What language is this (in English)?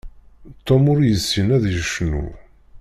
Kabyle